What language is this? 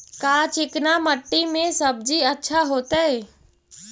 Magahi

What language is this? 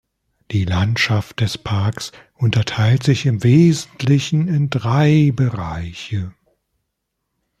German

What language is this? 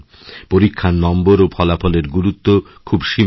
Bangla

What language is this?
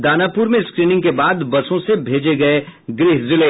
Hindi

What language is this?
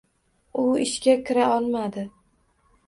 Uzbek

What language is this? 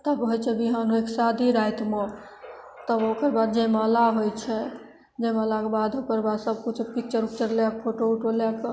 Maithili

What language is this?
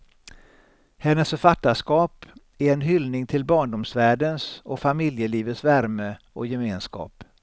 Swedish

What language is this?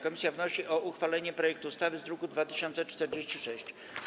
Polish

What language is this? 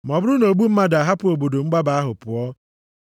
Igbo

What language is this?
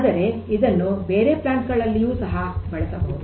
Kannada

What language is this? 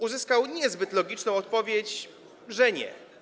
Polish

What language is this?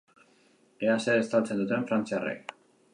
Basque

